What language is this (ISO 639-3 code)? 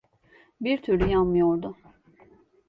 tur